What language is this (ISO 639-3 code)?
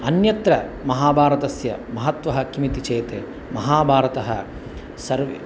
san